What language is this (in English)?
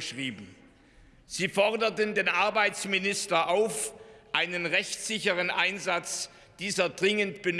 German